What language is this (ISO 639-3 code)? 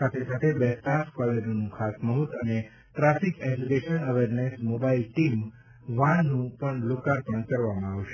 guj